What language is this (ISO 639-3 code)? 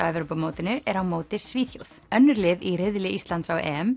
isl